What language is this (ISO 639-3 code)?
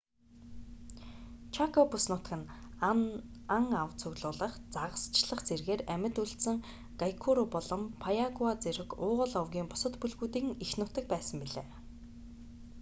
mon